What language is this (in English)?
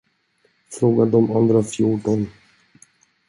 Swedish